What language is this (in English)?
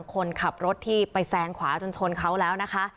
Thai